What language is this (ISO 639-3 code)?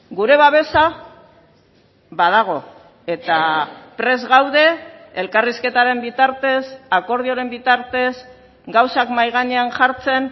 eus